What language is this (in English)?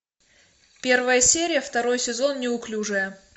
Russian